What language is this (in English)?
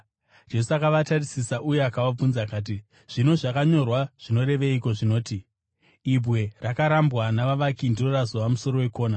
Shona